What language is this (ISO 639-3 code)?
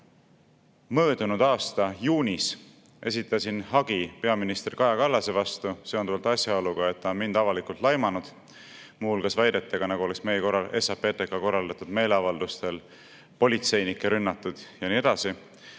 est